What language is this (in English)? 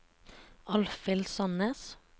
Norwegian